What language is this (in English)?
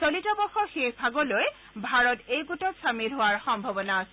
Assamese